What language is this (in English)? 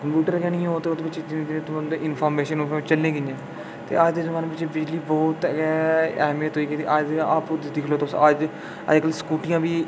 Dogri